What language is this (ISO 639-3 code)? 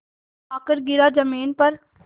hin